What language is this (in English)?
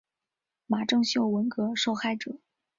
Chinese